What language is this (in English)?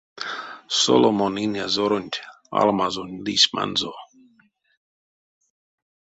Erzya